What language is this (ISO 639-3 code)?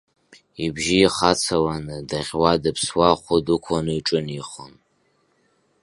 abk